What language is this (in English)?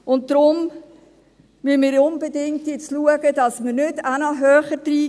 Swiss German